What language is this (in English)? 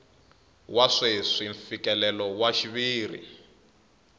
Tsonga